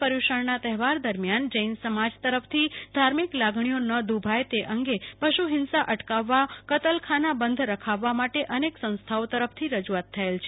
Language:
Gujarati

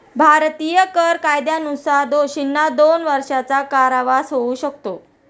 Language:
Marathi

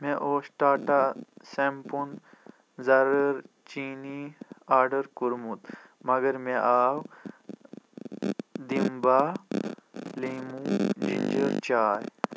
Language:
Kashmiri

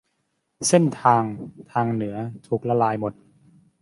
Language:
Thai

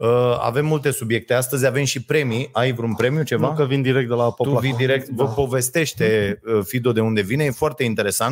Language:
Romanian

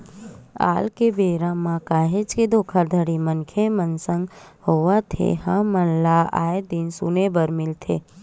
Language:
Chhattisgarhi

